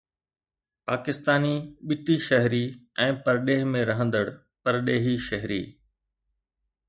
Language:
Sindhi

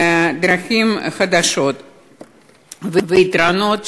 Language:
Hebrew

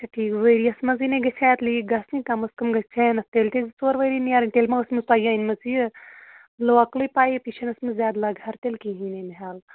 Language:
Kashmiri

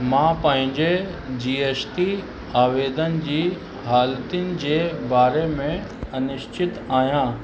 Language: Sindhi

